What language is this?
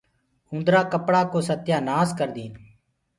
Gurgula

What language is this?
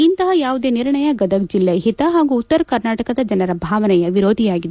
Kannada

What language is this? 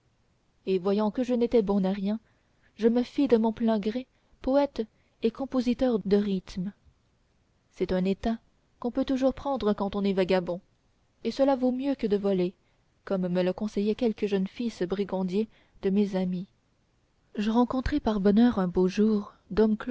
French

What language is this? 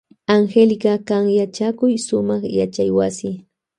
Loja Highland Quichua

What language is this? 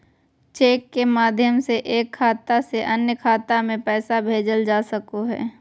Magahi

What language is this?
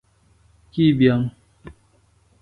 Phalura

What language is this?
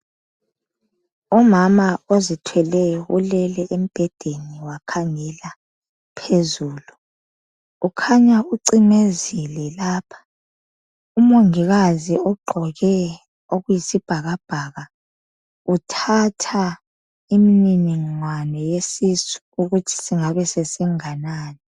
North Ndebele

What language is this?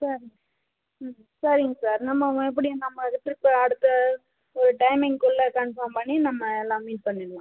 Tamil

